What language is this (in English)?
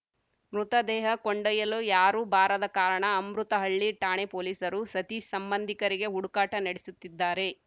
Kannada